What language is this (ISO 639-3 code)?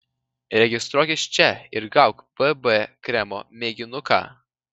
lit